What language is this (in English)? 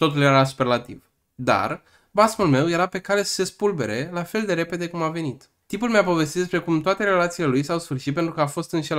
Romanian